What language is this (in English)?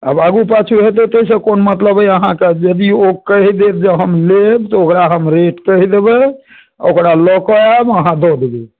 Maithili